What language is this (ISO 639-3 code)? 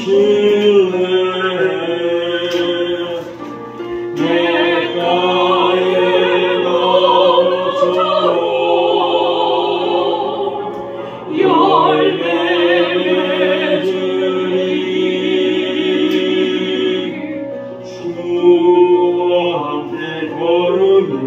ron